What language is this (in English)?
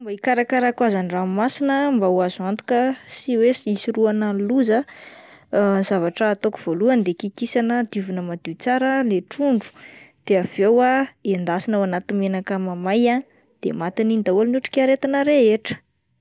Malagasy